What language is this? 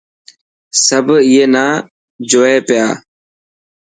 Dhatki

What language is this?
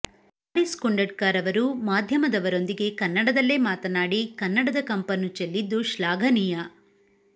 Kannada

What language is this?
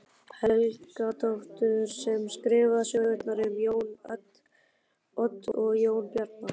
Icelandic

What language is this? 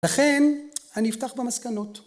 Hebrew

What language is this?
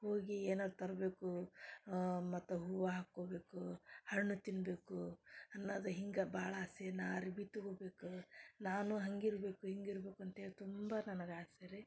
Kannada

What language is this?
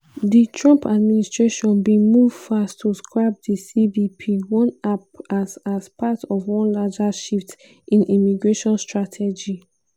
Nigerian Pidgin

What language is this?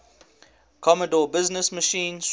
English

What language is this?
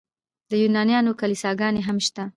Pashto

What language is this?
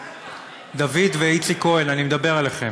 Hebrew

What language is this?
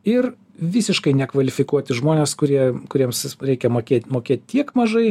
Lithuanian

